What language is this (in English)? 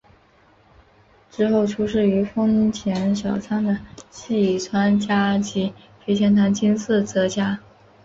Chinese